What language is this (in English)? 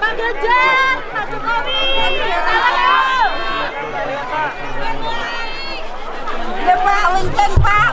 Indonesian